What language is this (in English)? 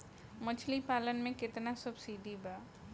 Bhojpuri